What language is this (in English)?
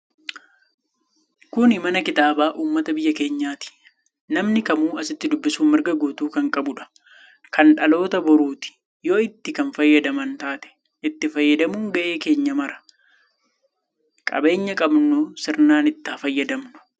Oromo